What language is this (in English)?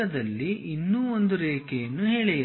Kannada